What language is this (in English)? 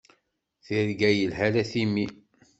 Kabyle